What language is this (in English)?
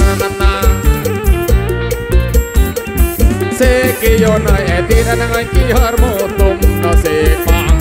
Thai